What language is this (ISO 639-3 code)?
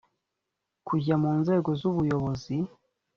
kin